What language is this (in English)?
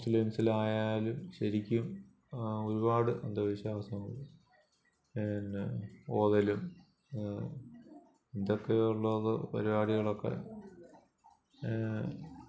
Malayalam